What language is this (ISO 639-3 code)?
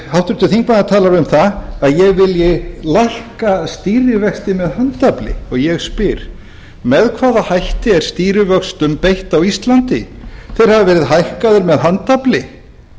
isl